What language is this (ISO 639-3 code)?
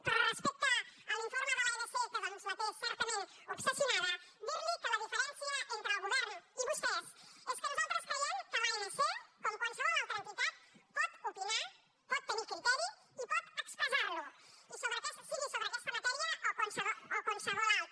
cat